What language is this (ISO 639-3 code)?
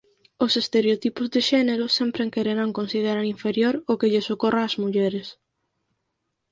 glg